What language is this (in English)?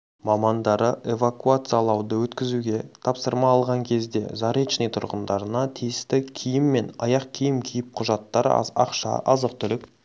Kazakh